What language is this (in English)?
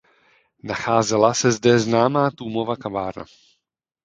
Czech